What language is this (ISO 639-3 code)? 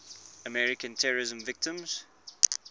eng